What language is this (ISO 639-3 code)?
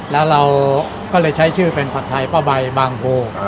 tha